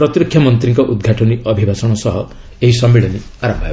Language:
Odia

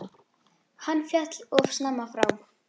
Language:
Icelandic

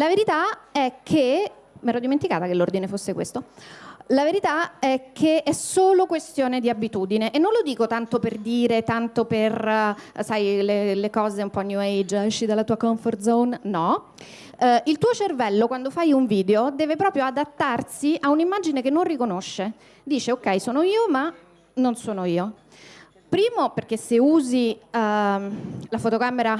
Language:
Italian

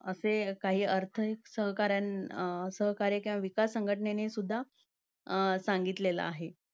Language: Marathi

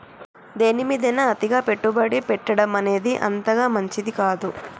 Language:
Telugu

